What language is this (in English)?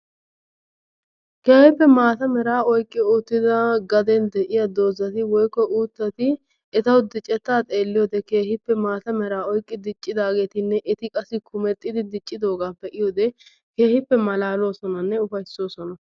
Wolaytta